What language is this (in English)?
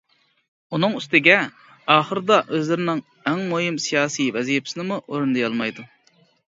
Uyghur